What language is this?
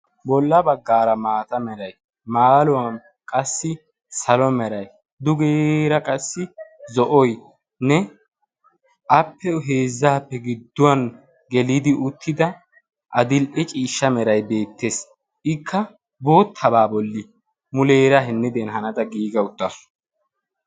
Wolaytta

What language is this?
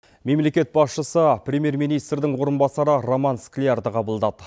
Kazakh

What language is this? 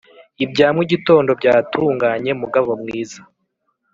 Kinyarwanda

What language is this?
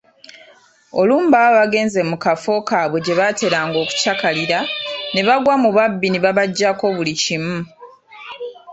Ganda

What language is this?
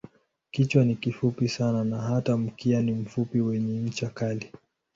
Swahili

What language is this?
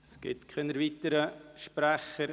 Swiss German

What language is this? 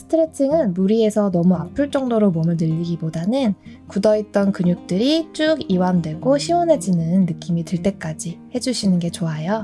Korean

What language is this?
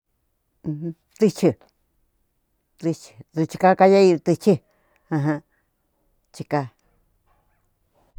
Cuyamecalco Mixtec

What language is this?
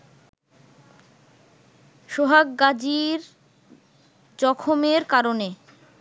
Bangla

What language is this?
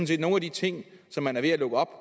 Danish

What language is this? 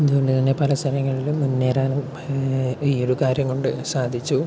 Malayalam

